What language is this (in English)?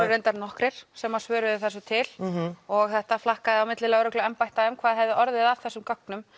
Icelandic